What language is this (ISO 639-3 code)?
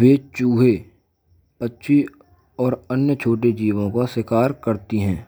bra